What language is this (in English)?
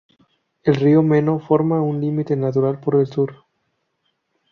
Spanish